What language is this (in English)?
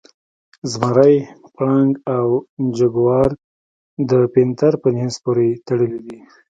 Pashto